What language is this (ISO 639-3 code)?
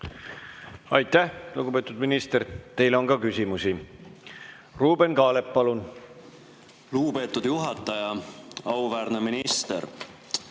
est